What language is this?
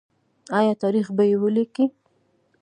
Pashto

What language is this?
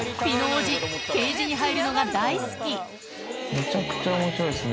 Japanese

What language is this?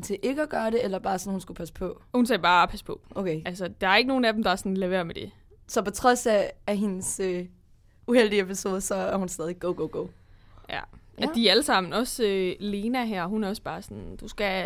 Danish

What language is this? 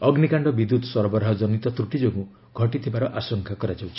Odia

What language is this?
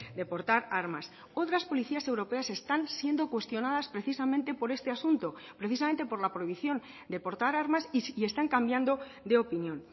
Spanish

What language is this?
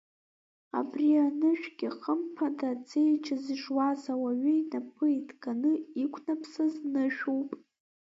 Abkhazian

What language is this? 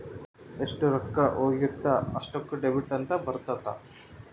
Kannada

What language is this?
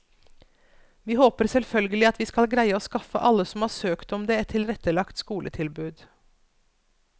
Norwegian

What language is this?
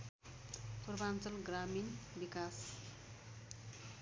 Nepali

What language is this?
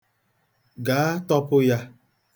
Igbo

